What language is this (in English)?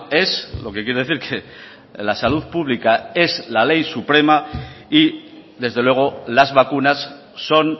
Spanish